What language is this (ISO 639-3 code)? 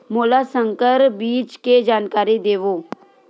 hne